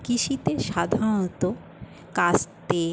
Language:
Bangla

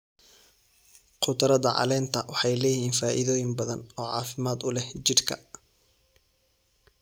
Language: Somali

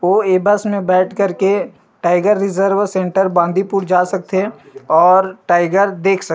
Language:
Chhattisgarhi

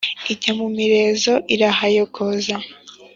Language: Kinyarwanda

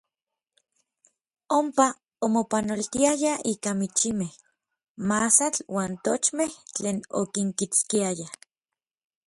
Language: Orizaba Nahuatl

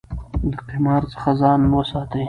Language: Pashto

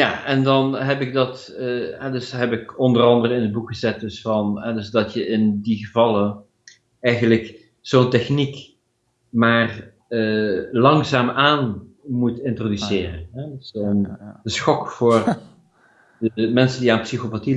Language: Dutch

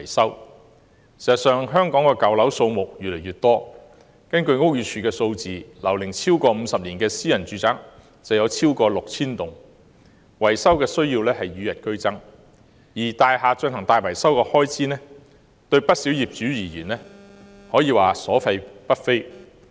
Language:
Cantonese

